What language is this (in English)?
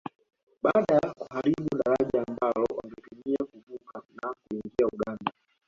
Swahili